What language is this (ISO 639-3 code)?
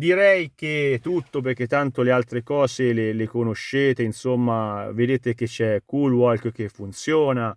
ita